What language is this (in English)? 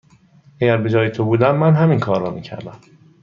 Persian